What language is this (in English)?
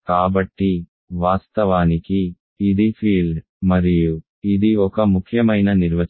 Telugu